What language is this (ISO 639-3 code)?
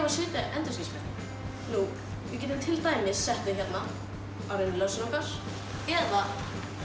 isl